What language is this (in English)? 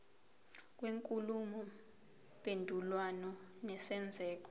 Zulu